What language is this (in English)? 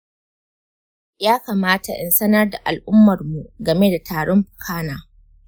Hausa